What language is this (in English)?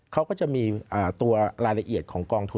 Thai